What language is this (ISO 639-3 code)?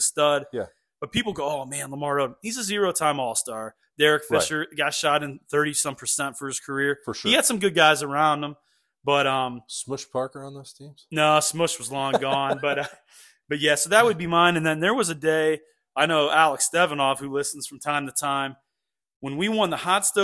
eng